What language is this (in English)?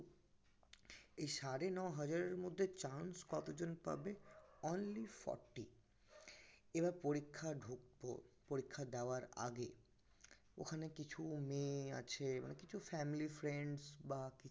Bangla